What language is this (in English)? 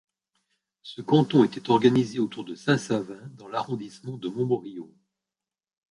French